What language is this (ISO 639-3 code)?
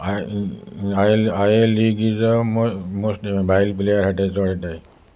kok